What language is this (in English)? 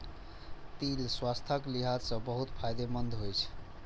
Maithili